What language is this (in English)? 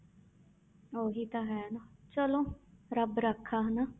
Punjabi